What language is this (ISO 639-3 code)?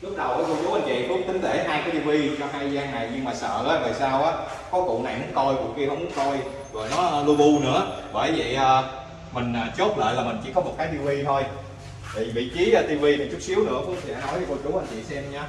vie